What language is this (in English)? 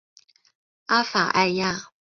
Chinese